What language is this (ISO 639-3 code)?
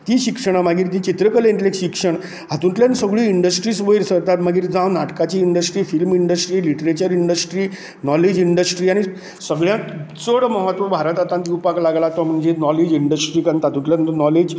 kok